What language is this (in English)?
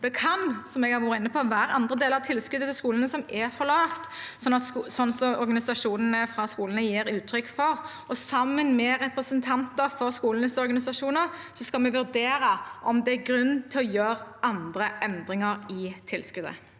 Norwegian